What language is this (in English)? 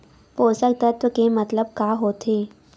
Chhattisgarhi